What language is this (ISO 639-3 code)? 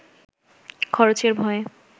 ben